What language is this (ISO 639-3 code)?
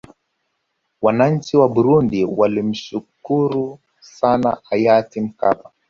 swa